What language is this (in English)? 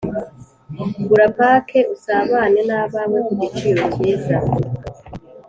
Kinyarwanda